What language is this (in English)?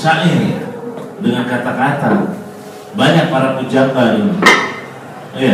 Indonesian